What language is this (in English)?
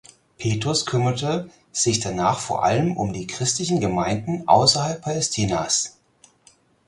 German